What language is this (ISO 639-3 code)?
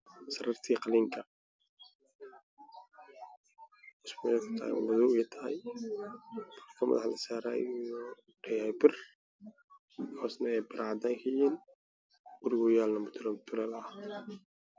som